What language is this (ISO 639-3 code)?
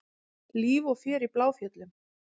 isl